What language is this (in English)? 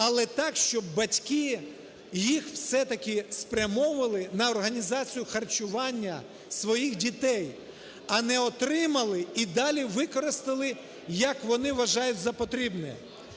Ukrainian